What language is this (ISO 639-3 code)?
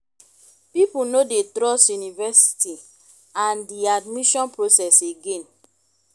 pcm